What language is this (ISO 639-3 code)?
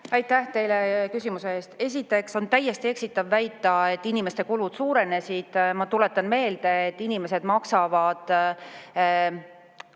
est